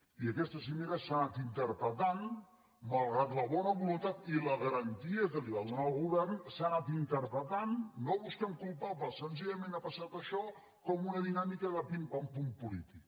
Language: Catalan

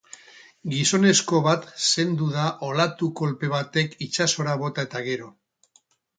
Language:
Basque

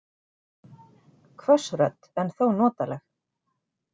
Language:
Icelandic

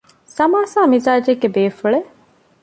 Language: Divehi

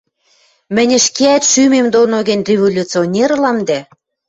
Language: Western Mari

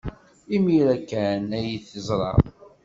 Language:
Kabyle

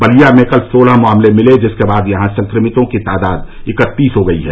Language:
Hindi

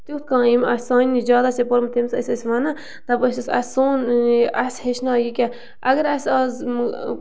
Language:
Kashmiri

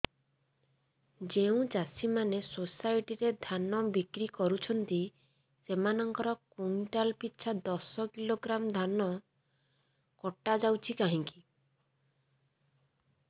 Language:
Odia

